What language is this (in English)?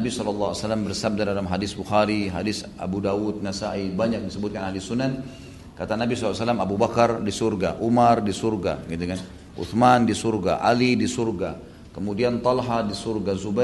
Indonesian